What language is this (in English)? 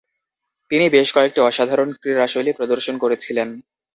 Bangla